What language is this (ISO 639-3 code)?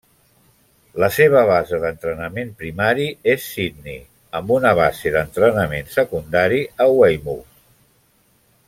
cat